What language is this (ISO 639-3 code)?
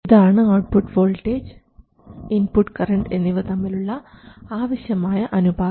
mal